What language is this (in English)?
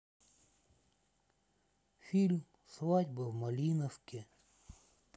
Russian